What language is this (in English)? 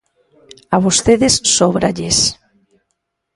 Galician